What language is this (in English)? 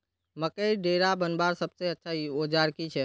Magahi